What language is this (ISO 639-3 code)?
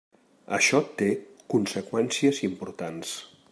cat